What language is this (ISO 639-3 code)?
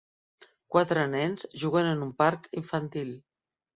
cat